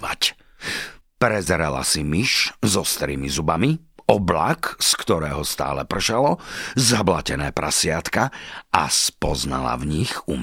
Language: Slovak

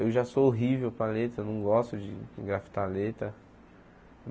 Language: Portuguese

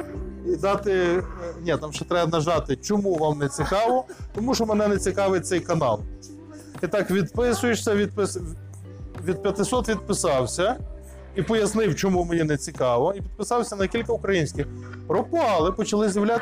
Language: Ukrainian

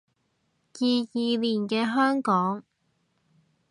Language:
Cantonese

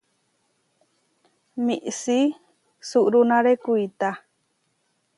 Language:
Huarijio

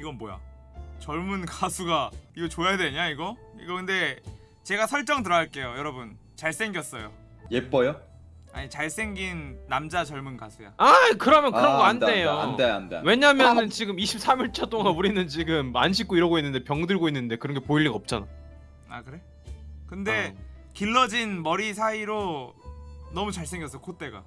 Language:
Korean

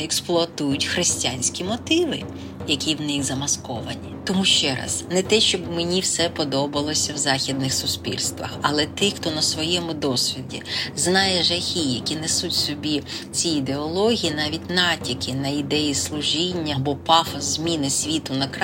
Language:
Ukrainian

